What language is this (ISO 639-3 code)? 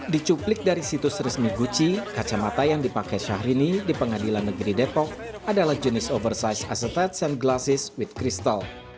ind